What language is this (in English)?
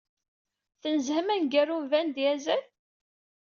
Kabyle